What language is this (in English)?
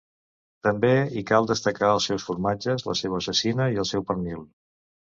Catalan